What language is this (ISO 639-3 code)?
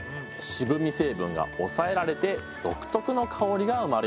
jpn